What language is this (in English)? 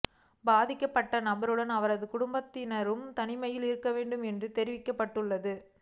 Tamil